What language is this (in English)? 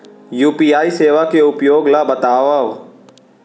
Chhattisgarhi